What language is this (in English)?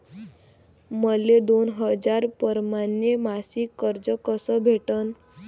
Marathi